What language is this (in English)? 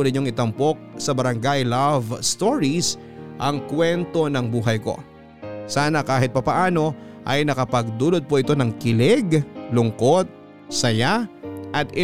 Filipino